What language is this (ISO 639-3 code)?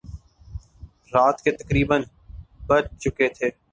urd